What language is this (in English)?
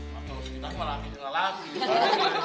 Indonesian